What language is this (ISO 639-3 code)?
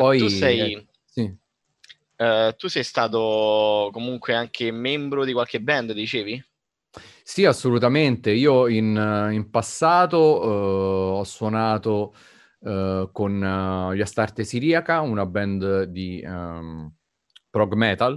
ita